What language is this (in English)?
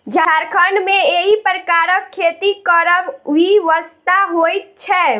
Maithili